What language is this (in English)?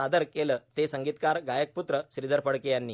Marathi